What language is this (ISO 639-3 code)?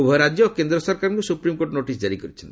ori